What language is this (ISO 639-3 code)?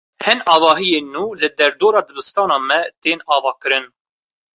kur